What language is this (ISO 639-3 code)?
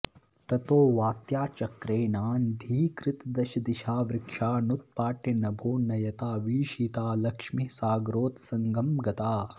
san